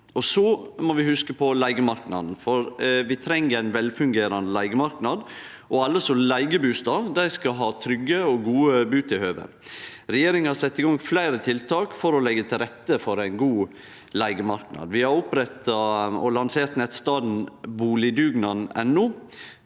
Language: Norwegian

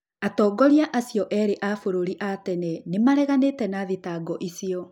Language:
Kikuyu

